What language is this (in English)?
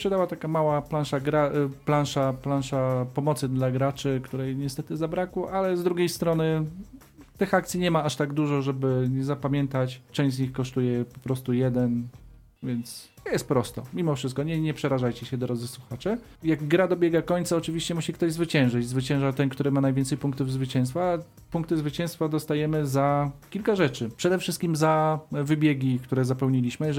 Polish